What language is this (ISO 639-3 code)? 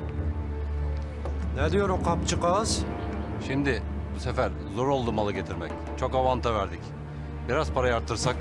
tur